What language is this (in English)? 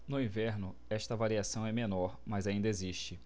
Portuguese